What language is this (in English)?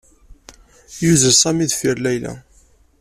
Kabyle